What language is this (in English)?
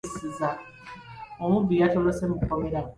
Ganda